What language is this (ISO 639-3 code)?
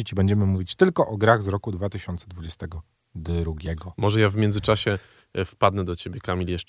pol